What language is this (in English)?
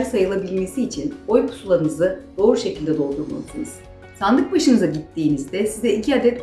Turkish